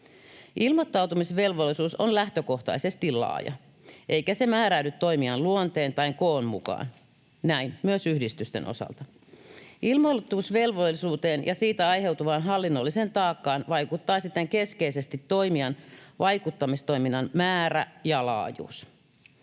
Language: Finnish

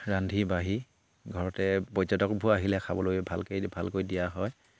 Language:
Assamese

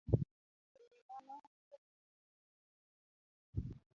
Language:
Luo (Kenya and Tanzania)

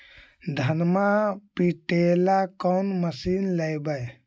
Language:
Magahi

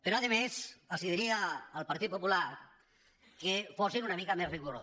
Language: Catalan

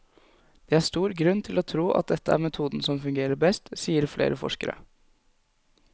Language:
Norwegian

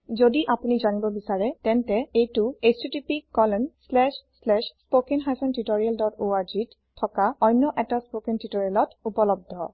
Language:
Assamese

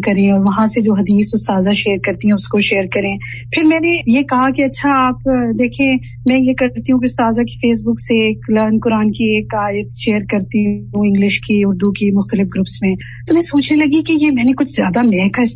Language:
Urdu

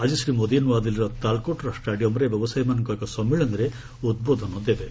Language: Odia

